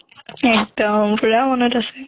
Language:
Assamese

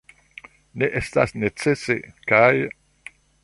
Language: Esperanto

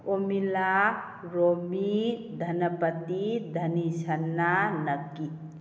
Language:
Manipuri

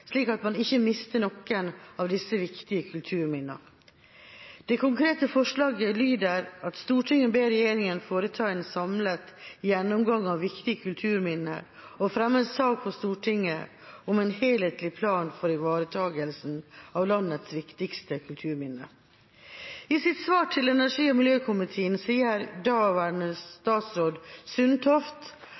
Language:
Norwegian Bokmål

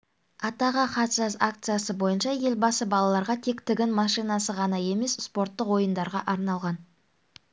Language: Kazakh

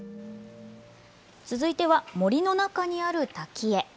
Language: Japanese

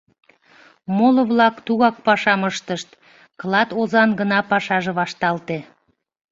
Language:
Mari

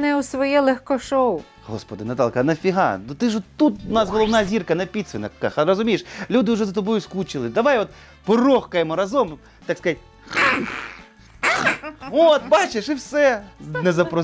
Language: Ukrainian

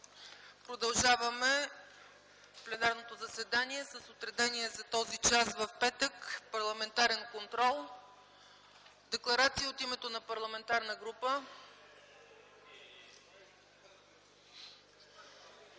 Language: Bulgarian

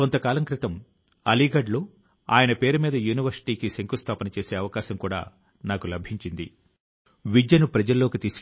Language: Telugu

